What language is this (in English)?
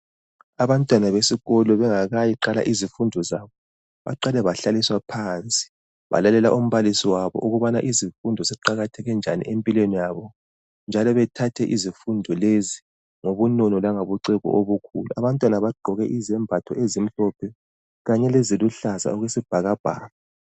North Ndebele